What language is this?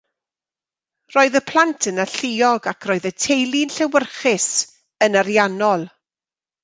Welsh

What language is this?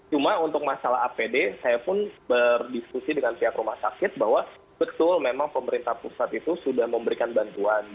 Indonesian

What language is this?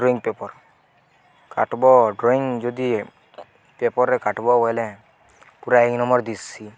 Odia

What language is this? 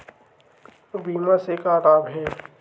Chhattisgarhi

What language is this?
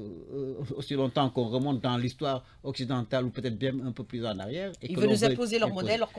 French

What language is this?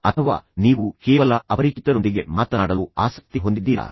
Kannada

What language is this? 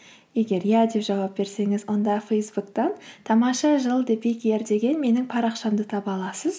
Kazakh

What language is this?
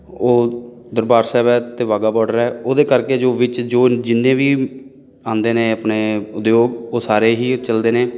Punjabi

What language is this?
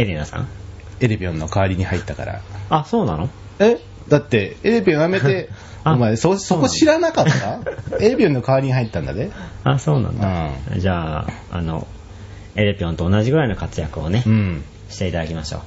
Japanese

